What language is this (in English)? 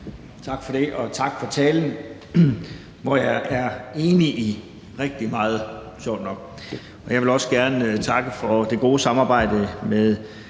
Danish